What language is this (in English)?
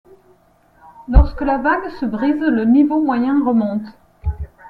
French